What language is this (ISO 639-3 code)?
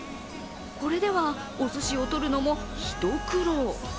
jpn